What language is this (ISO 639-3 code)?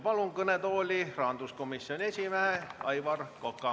est